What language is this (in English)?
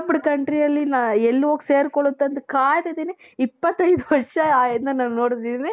Kannada